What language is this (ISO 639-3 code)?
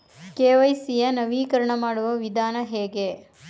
kan